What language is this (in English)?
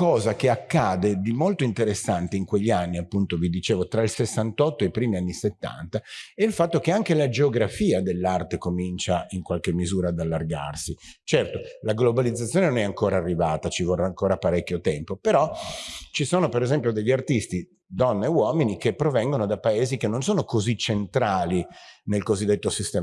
Italian